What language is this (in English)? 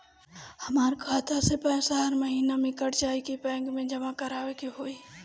Bhojpuri